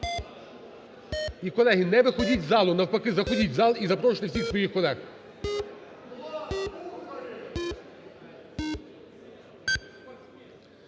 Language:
Ukrainian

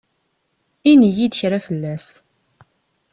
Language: Kabyle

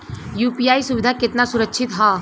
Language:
Bhojpuri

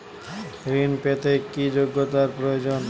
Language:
Bangla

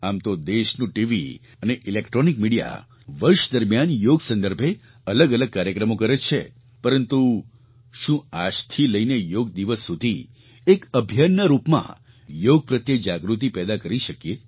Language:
Gujarati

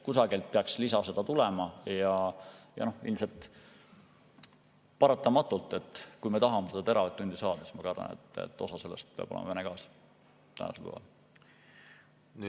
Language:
Estonian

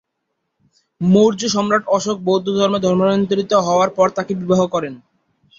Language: Bangla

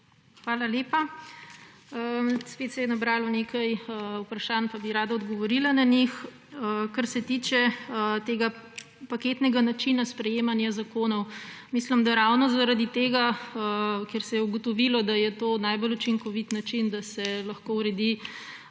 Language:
Slovenian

